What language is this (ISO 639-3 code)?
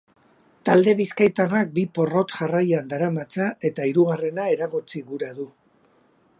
eus